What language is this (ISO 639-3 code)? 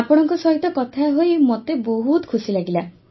ori